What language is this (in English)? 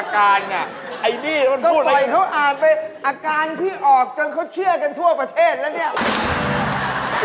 Thai